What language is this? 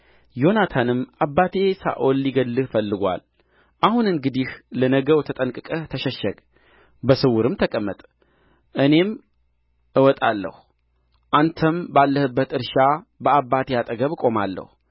Amharic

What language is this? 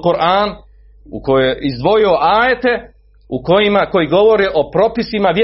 Croatian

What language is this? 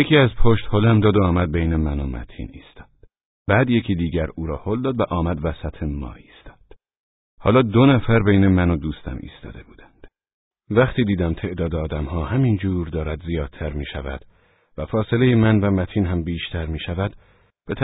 Persian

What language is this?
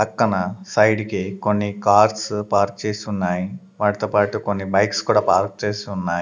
Telugu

